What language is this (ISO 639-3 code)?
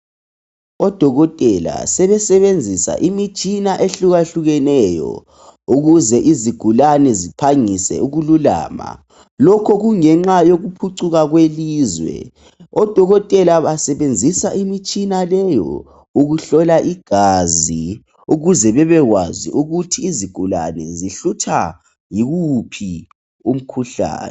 nde